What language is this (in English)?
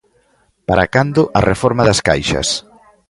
Galician